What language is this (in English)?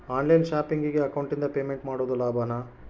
Kannada